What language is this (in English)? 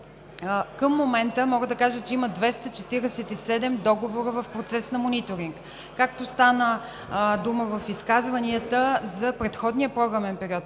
Bulgarian